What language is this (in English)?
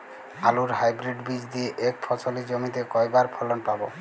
Bangla